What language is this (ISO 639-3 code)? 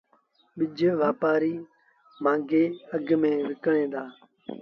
sbn